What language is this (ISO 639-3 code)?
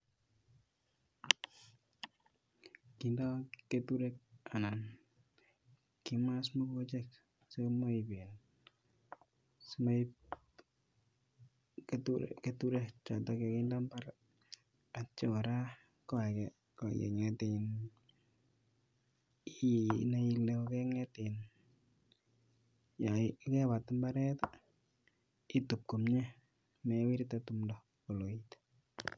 kln